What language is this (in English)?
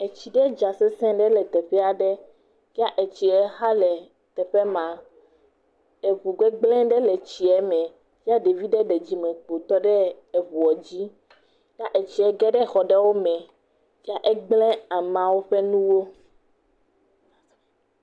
Ewe